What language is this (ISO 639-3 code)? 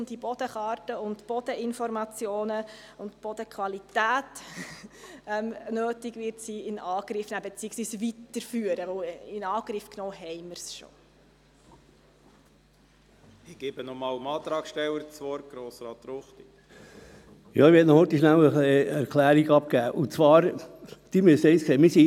gsw